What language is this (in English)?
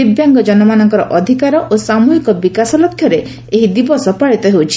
Odia